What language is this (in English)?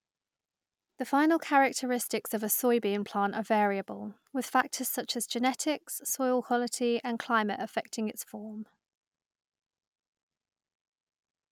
English